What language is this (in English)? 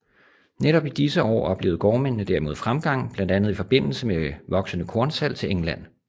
Danish